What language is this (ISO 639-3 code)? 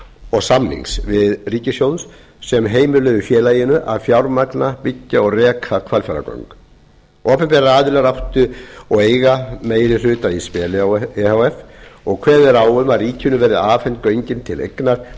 isl